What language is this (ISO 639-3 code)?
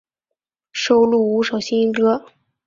zho